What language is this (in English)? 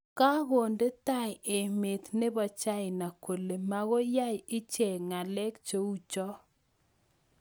Kalenjin